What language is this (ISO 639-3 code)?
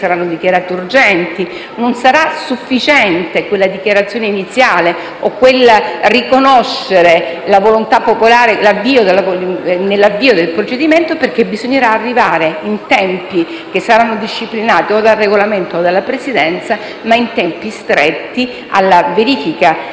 ita